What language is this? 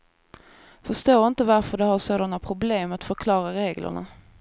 Swedish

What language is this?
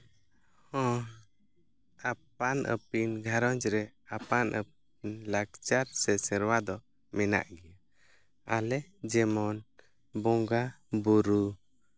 Santali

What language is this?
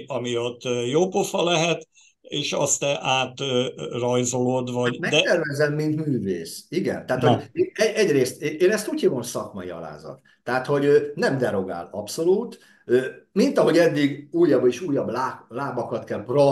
Hungarian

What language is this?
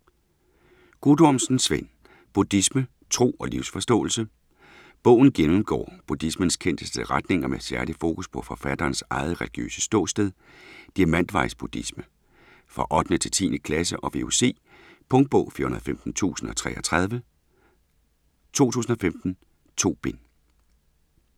Danish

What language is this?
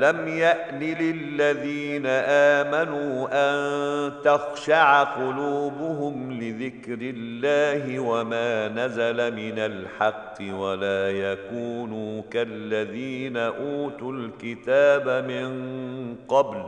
Arabic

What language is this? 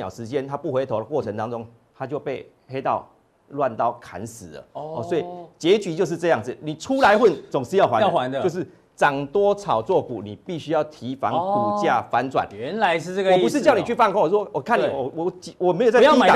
Chinese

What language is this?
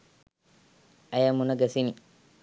Sinhala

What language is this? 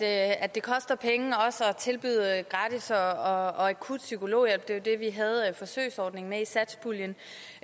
Danish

